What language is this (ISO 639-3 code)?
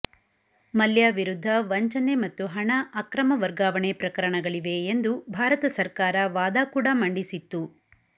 kan